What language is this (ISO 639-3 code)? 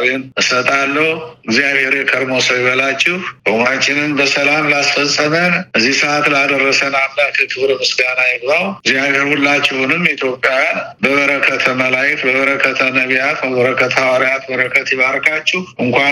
amh